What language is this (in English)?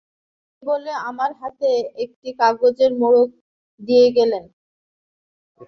Bangla